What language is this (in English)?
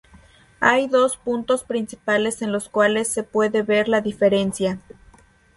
Spanish